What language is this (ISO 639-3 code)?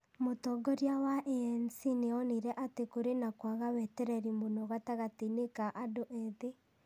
kik